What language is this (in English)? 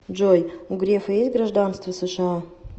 Russian